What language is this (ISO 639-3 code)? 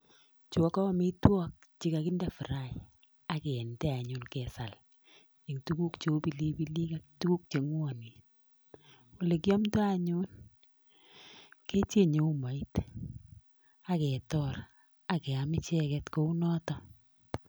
kln